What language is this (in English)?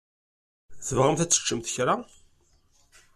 Kabyle